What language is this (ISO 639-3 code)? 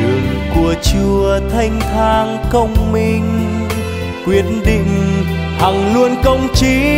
vie